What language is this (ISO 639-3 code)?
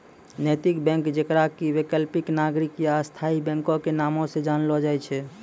mai